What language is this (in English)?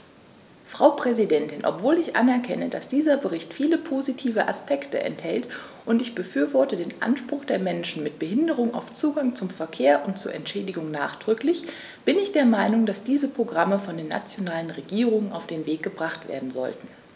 German